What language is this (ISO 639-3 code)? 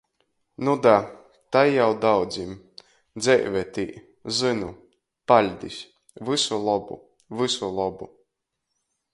ltg